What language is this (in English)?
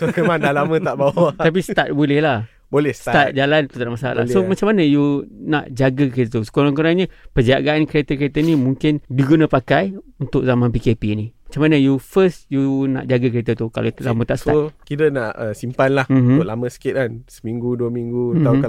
Malay